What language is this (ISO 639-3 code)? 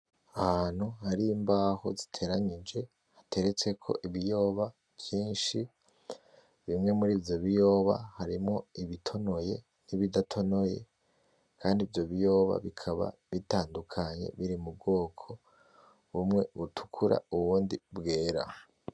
run